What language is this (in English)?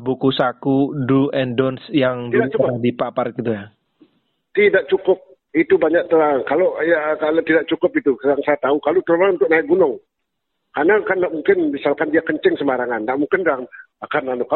Indonesian